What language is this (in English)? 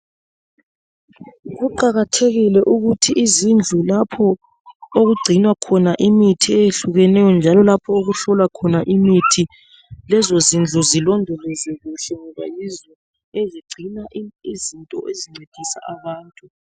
North Ndebele